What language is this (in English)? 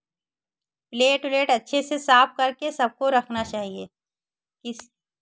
Hindi